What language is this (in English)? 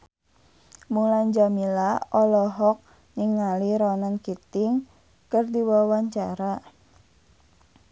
Sundanese